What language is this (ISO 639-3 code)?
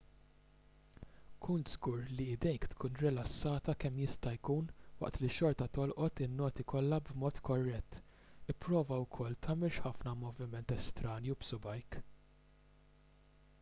mlt